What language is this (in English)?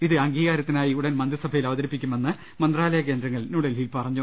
Malayalam